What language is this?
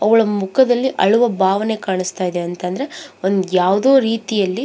Kannada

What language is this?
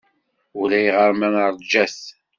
Kabyle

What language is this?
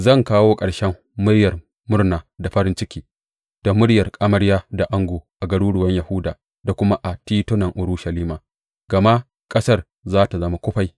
Hausa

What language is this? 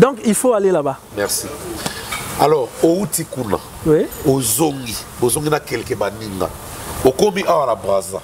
French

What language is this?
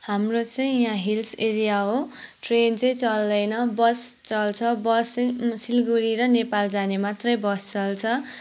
Nepali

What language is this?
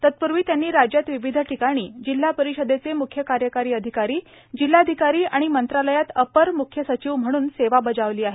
Marathi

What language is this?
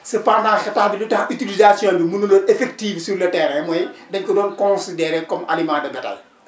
Wolof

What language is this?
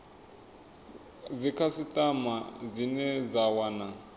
Venda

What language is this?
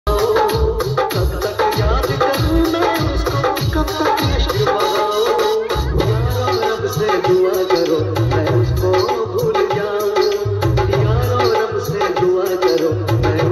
Arabic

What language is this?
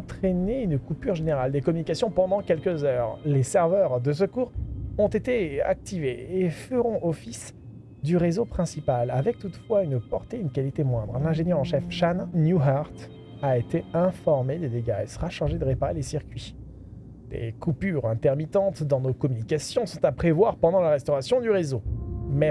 French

